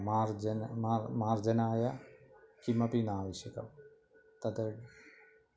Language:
Sanskrit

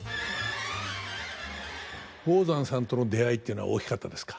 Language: Japanese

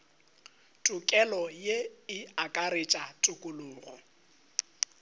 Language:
Northern Sotho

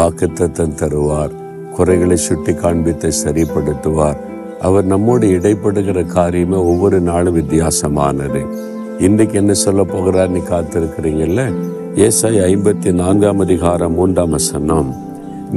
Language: Tamil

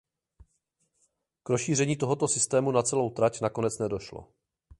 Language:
Czech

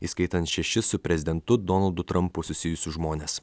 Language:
Lithuanian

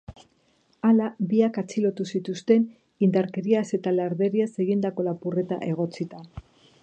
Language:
Basque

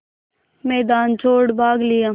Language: Hindi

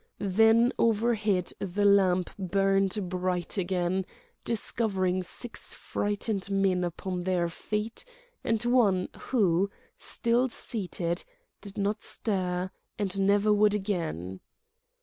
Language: English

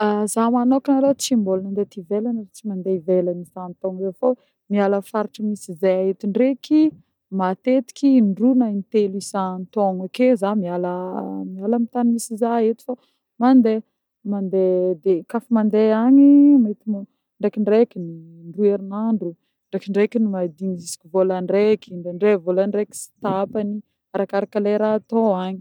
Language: Northern Betsimisaraka Malagasy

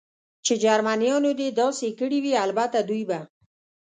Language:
Pashto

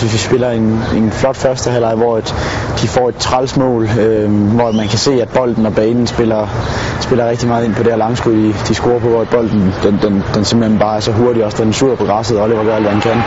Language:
Danish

